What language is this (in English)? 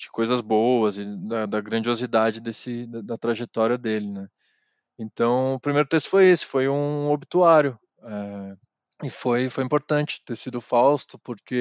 Portuguese